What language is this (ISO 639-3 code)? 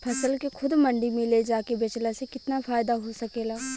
bho